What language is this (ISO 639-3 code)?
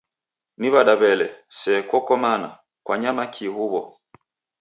dav